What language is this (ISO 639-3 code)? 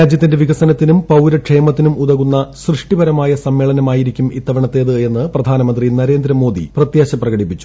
mal